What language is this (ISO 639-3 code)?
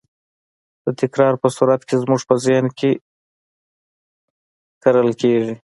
pus